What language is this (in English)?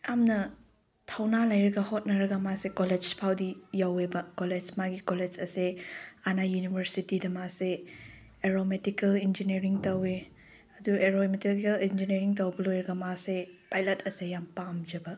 Manipuri